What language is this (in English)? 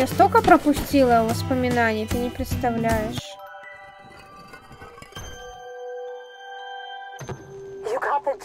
Russian